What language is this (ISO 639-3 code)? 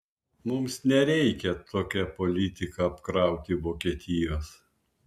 lit